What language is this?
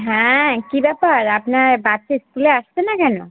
Bangla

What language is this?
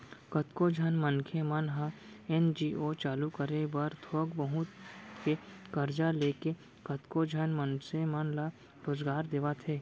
Chhattisgarhi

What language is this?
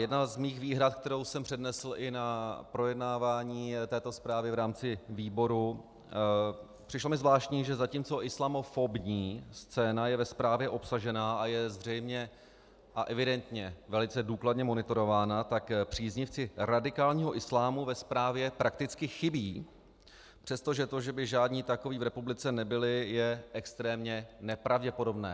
Czech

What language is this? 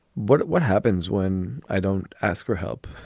English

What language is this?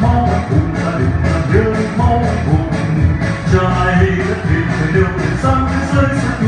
Thai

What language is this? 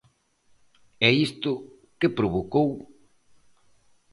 Galician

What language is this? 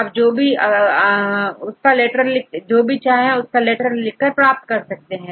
Hindi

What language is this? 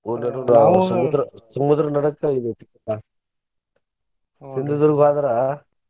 Kannada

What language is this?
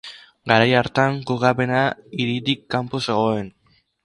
Basque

